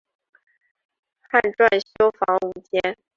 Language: Chinese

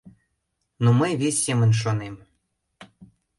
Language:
Mari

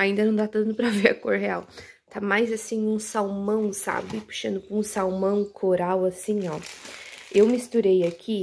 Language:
Portuguese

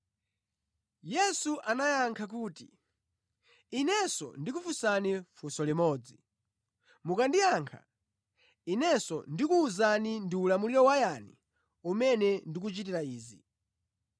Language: Nyanja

